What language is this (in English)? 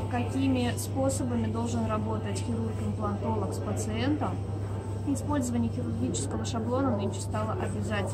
Russian